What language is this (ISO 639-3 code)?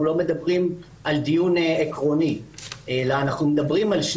heb